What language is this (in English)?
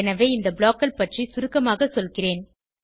Tamil